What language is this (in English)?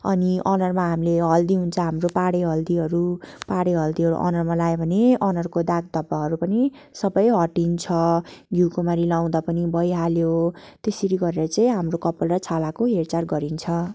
Nepali